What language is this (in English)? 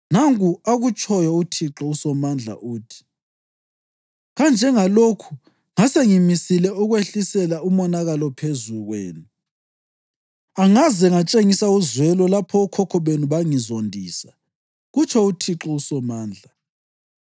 North Ndebele